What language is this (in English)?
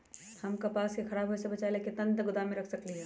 Magahi